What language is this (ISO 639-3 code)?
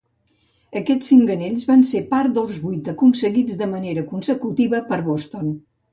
cat